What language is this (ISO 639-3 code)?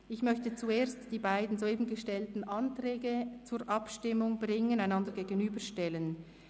gsw